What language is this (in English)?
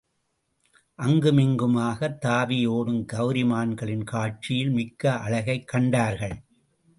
Tamil